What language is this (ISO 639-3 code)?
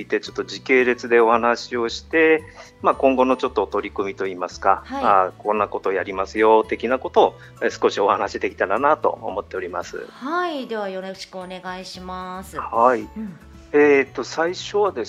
jpn